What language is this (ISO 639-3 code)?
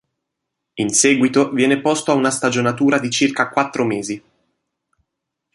ita